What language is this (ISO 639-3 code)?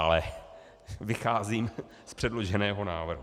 ces